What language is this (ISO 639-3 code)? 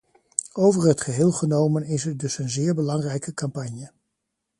nld